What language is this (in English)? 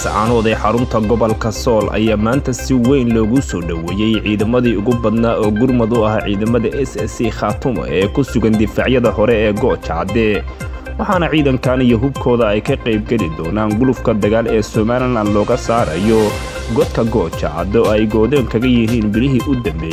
Arabic